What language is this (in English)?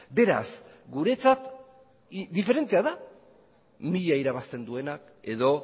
Basque